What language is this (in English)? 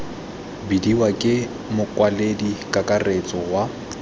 Tswana